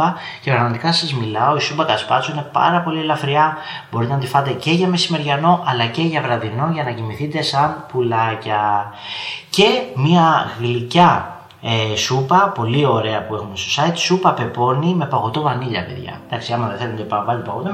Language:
Greek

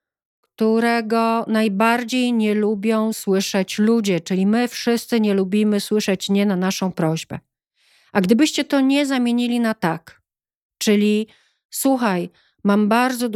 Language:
Polish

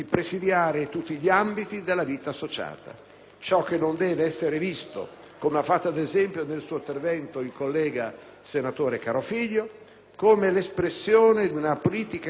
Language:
Italian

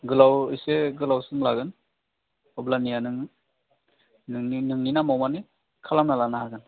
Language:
Bodo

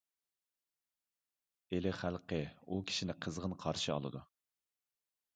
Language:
Uyghur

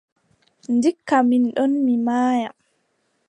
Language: Adamawa Fulfulde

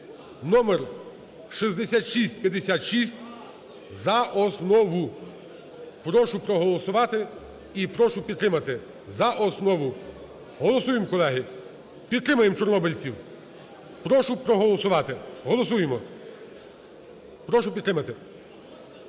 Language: Ukrainian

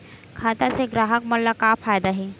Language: Chhattisgarhi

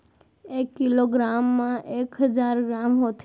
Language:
Chhattisgarhi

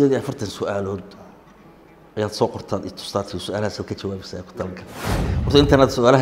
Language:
Arabic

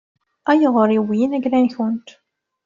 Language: Kabyle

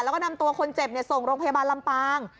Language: Thai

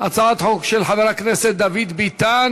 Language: Hebrew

